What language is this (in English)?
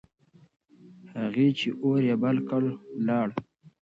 Pashto